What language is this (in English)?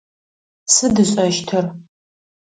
Adyghe